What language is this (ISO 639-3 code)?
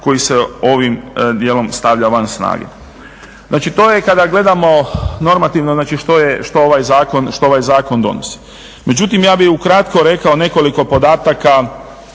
hrv